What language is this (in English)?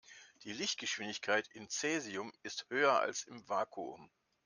German